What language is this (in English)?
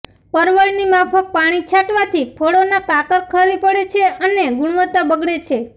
Gujarati